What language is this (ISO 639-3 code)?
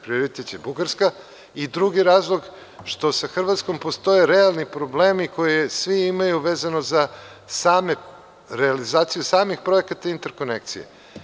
srp